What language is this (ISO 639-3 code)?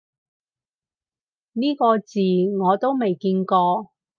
yue